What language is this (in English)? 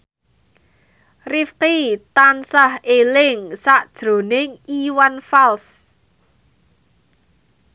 Javanese